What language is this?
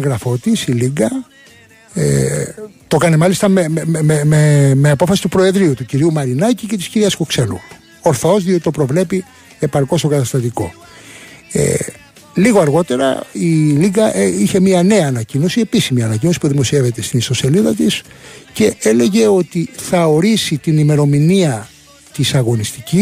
Greek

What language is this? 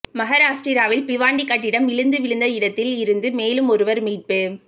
Tamil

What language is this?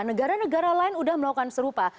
Indonesian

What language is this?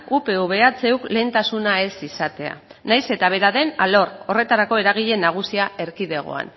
Basque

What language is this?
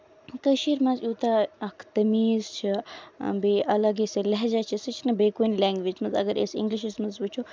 Kashmiri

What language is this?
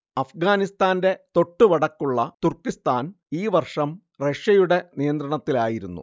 Malayalam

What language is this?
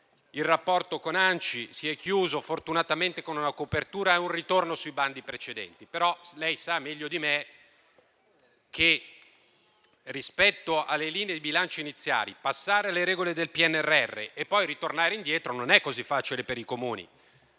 Italian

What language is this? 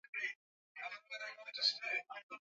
Swahili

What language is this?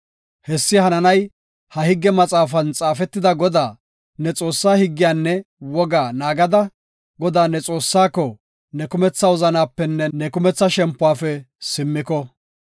Gofa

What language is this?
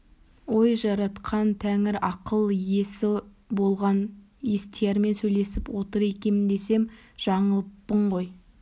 Kazakh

